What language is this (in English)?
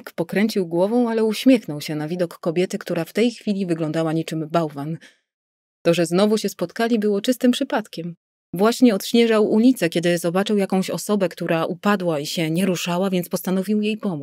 Polish